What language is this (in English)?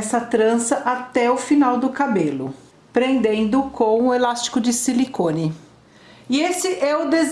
Portuguese